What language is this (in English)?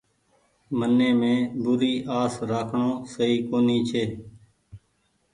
Goaria